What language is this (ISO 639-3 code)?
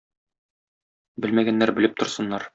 tat